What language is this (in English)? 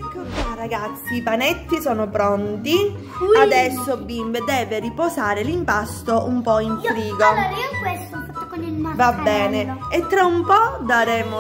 Italian